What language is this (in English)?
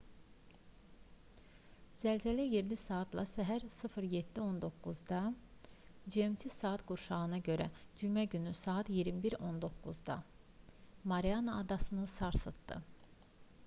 Azerbaijani